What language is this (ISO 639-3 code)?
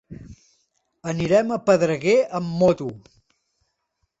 cat